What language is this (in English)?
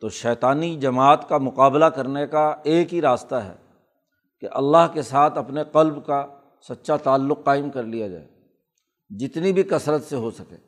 Urdu